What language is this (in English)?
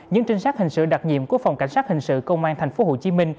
Vietnamese